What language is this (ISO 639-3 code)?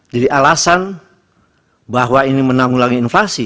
ind